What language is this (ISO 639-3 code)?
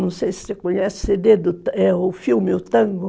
por